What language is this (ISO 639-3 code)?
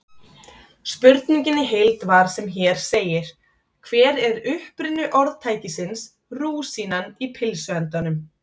isl